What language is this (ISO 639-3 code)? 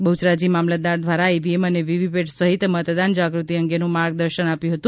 guj